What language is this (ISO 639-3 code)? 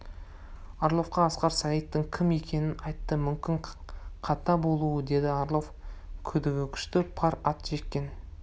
kaz